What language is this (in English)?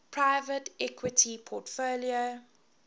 English